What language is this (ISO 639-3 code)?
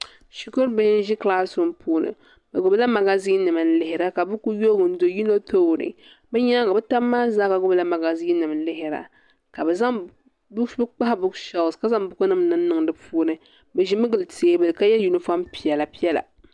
dag